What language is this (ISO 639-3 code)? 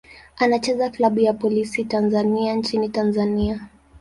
swa